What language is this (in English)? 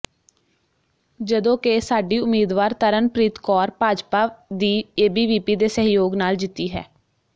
Punjabi